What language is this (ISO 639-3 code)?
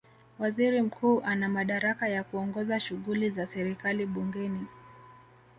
swa